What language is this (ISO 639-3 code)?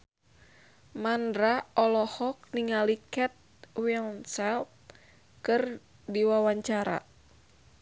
sun